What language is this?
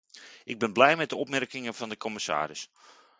Dutch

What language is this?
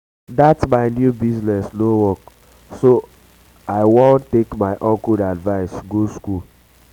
Nigerian Pidgin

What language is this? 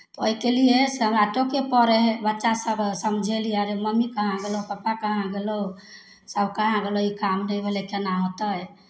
Maithili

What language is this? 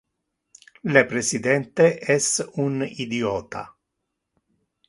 Interlingua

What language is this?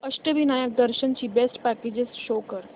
Marathi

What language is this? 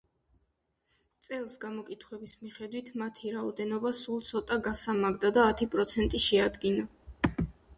Georgian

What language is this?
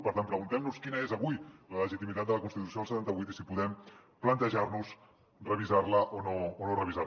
Catalan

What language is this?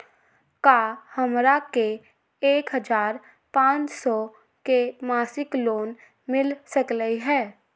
Magahi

